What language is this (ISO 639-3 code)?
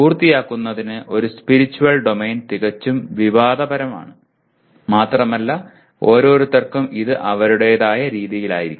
mal